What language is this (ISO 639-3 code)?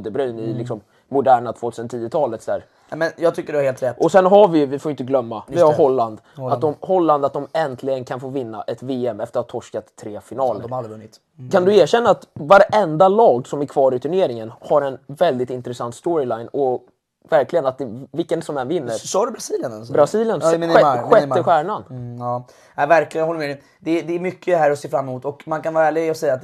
swe